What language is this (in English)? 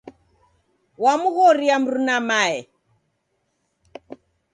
Taita